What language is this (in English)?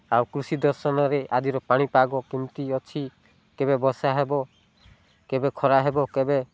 Odia